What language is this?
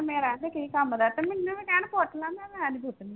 Punjabi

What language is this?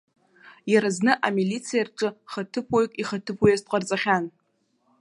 Abkhazian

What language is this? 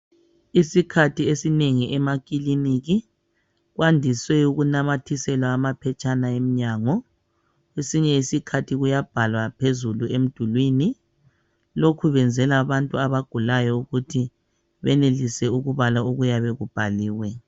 North Ndebele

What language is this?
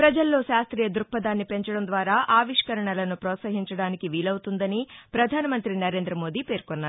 Telugu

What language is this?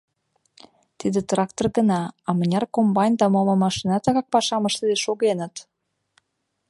Mari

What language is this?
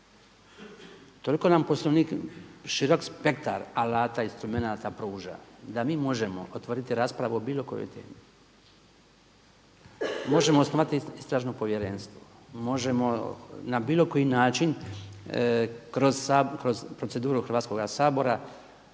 Croatian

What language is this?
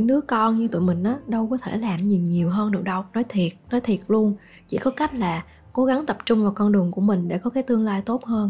Vietnamese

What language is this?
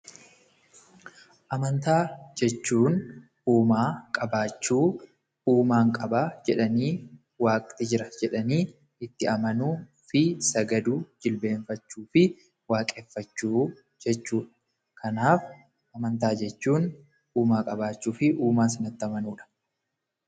Oromo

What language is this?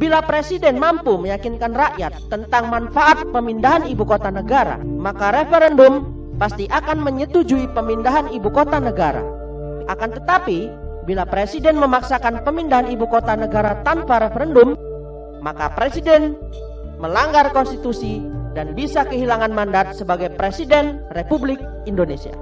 Indonesian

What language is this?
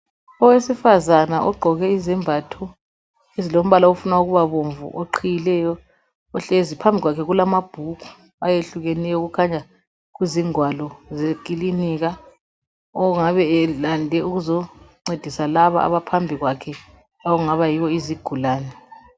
North Ndebele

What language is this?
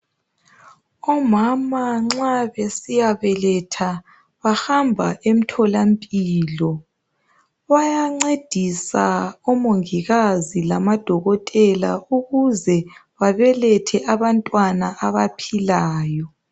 North Ndebele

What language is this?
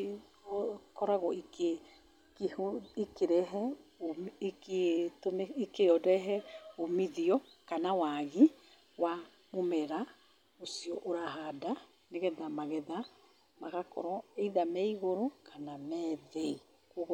Kikuyu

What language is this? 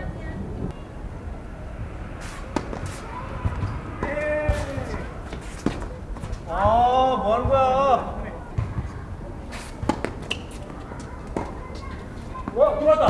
Korean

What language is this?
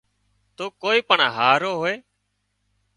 Wadiyara Koli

